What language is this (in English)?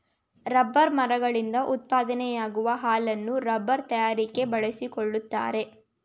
Kannada